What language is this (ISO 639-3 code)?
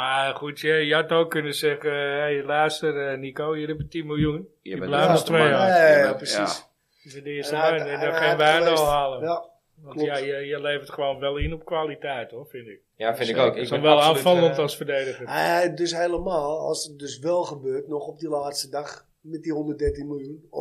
nld